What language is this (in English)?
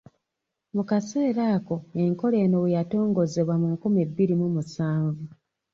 Ganda